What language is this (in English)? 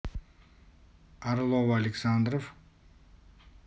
Russian